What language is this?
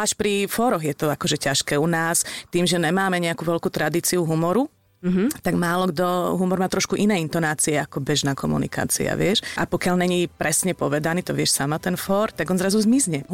Slovak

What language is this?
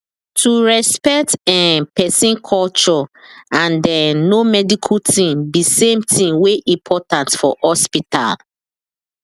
Nigerian Pidgin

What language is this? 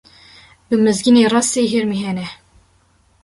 Kurdish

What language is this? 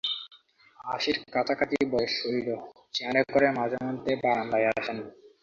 Bangla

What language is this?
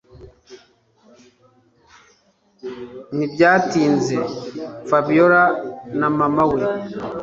Kinyarwanda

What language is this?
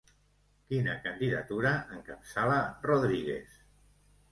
Catalan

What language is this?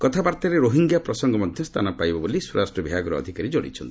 Odia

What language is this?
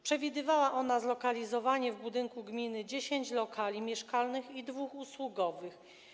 Polish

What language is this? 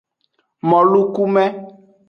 Aja (Benin)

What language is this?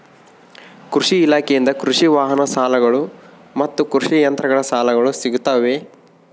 Kannada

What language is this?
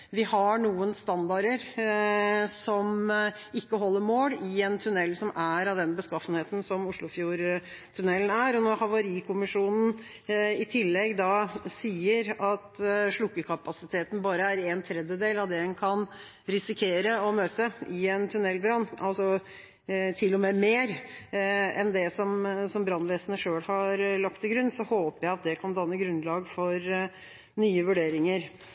Norwegian Bokmål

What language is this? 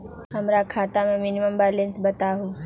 Magahi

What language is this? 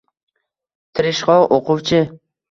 Uzbek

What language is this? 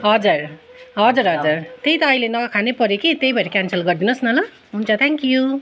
Nepali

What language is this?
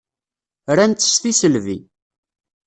Kabyle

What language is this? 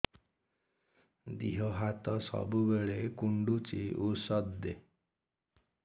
Odia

